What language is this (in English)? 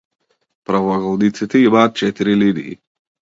Macedonian